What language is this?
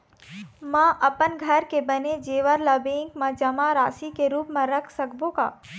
Chhattisgarhi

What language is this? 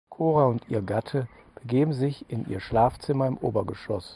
German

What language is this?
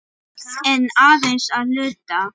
Icelandic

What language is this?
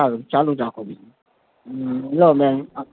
Gujarati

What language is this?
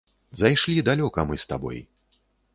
Belarusian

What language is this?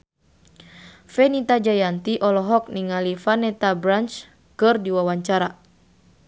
Sundanese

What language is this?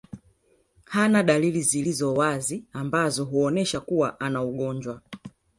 Swahili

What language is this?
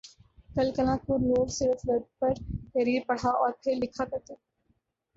Urdu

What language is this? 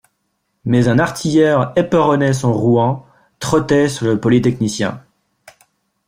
French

